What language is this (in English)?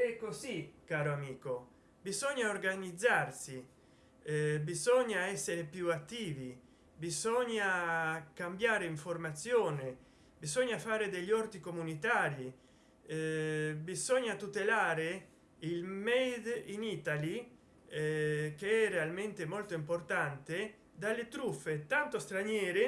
Italian